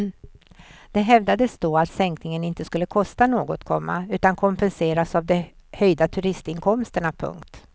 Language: Swedish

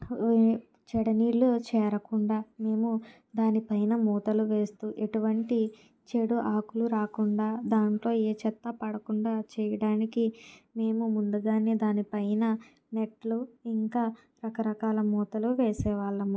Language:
Telugu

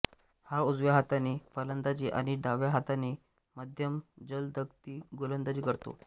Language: Marathi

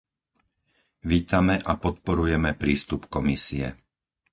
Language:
Slovak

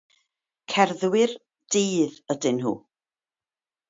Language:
Welsh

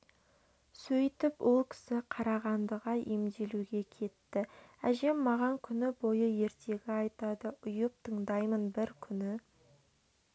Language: Kazakh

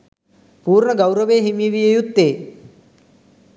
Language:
Sinhala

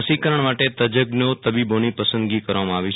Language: Gujarati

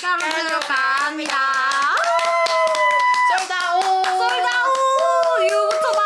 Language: Korean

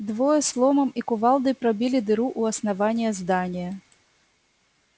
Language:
Russian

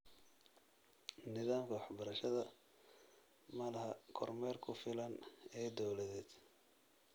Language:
Somali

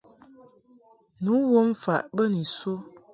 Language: Mungaka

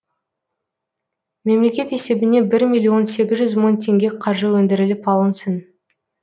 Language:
Kazakh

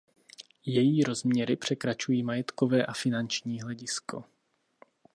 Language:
Czech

